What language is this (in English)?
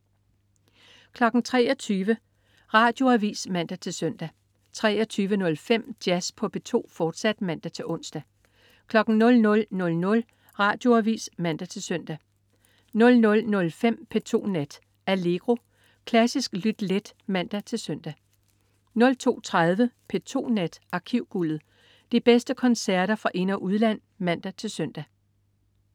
Danish